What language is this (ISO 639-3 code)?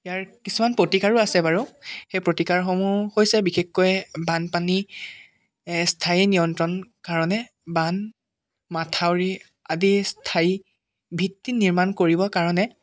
asm